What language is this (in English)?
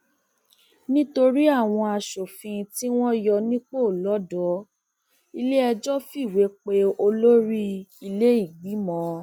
Yoruba